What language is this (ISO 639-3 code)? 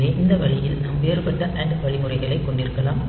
tam